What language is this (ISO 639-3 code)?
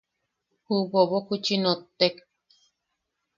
yaq